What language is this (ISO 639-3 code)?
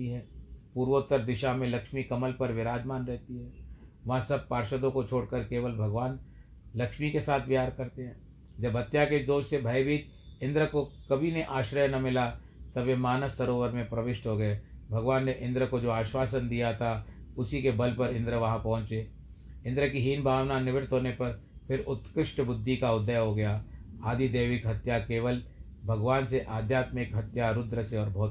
hin